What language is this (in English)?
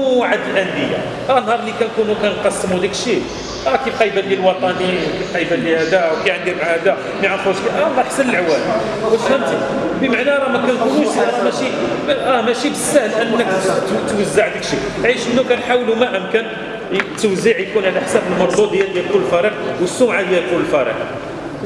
Arabic